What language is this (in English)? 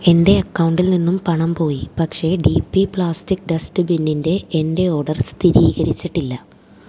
Malayalam